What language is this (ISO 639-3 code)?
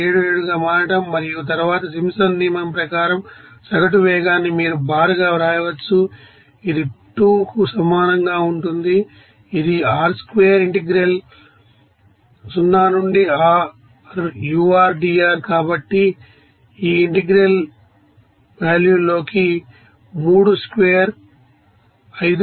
tel